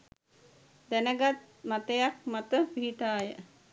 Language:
Sinhala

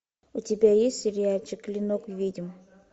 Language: Russian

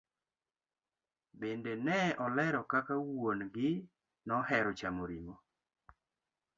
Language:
Luo (Kenya and Tanzania)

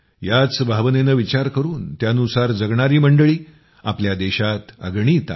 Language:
Marathi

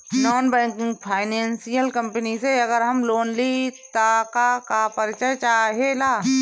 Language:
Bhojpuri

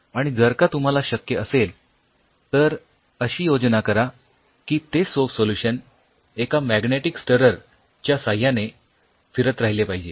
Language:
Marathi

